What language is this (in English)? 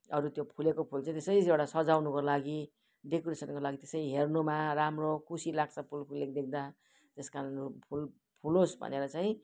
Nepali